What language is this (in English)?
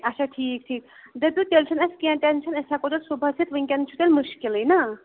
Kashmiri